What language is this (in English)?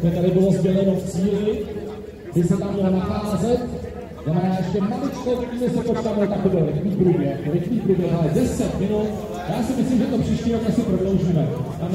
Czech